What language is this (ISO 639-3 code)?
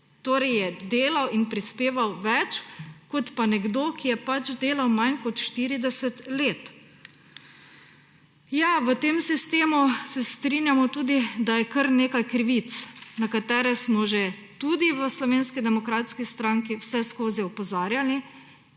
slv